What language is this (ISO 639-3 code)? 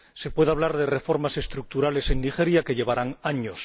spa